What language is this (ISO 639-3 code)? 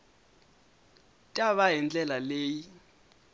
tso